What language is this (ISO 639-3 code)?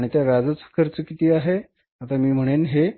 mar